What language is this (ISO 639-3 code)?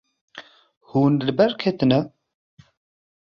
kur